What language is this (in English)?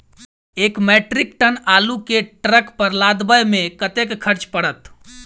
Maithili